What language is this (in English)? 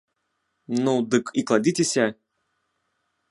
Belarusian